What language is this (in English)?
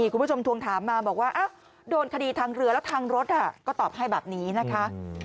Thai